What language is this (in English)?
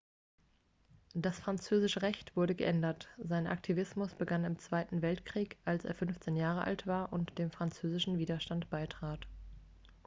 German